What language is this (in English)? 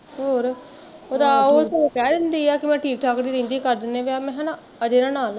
Punjabi